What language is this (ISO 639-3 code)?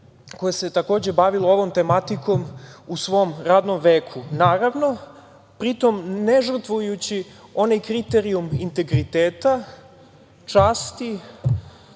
srp